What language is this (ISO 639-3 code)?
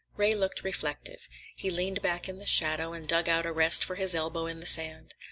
eng